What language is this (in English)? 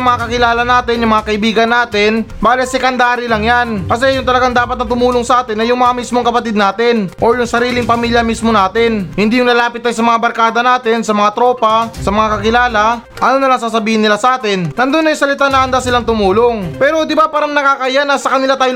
Filipino